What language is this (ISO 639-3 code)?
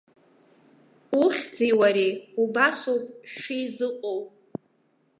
abk